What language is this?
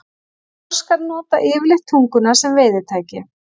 Icelandic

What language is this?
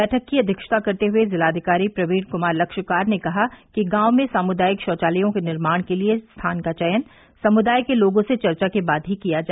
Hindi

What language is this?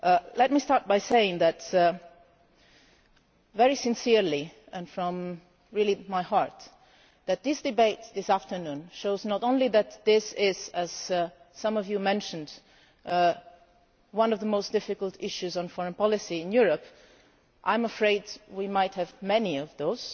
English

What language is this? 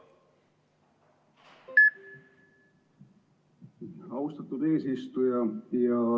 Estonian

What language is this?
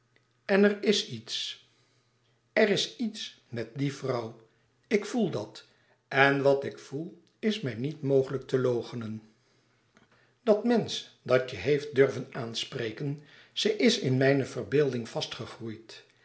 Dutch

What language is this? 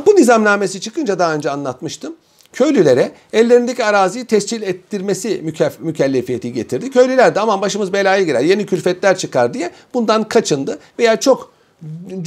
Turkish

